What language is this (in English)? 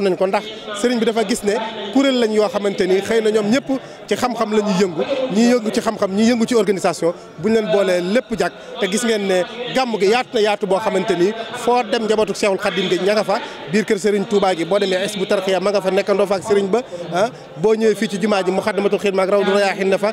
French